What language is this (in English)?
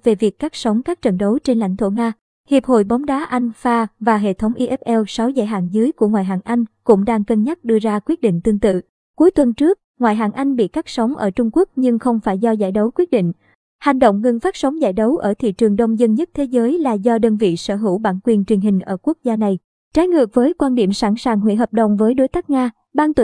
Vietnamese